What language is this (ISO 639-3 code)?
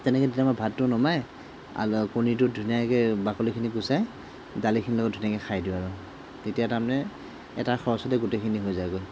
asm